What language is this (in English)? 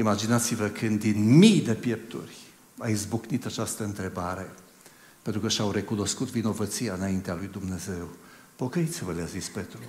Romanian